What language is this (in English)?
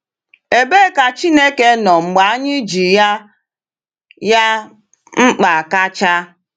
Igbo